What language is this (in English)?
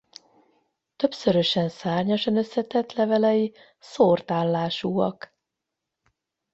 Hungarian